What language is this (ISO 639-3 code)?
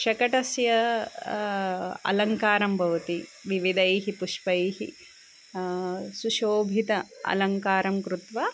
san